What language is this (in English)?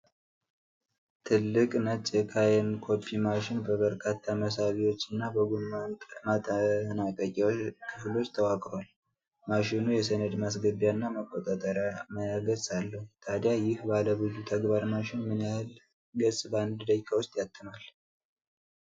Amharic